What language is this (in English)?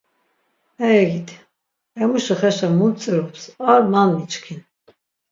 Laz